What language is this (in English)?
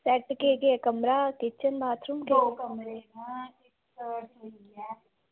Dogri